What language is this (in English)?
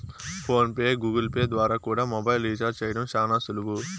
Telugu